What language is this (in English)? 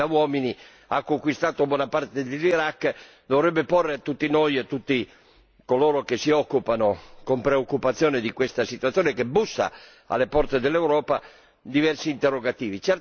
Italian